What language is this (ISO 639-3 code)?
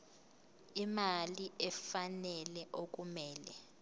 zul